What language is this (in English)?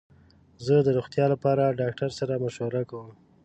Pashto